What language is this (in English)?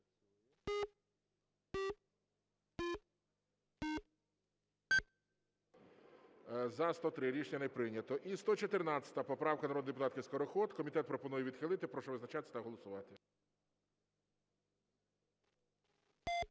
Ukrainian